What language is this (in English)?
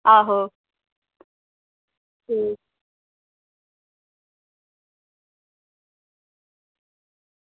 Dogri